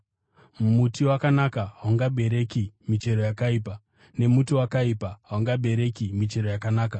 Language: Shona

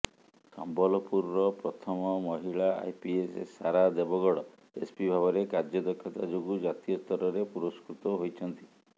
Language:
Odia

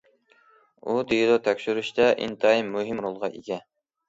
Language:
Uyghur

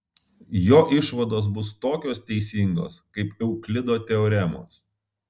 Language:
Lithuanian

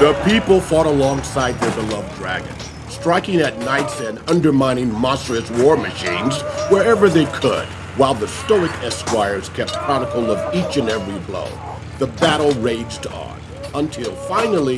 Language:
English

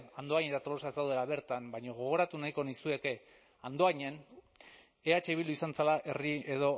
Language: Basque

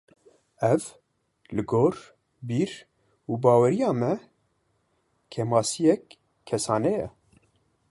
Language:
Kurdish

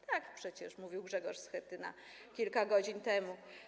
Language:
Polish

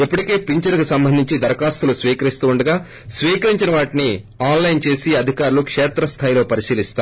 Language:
Telugu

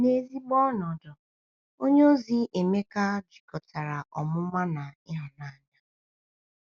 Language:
Igbo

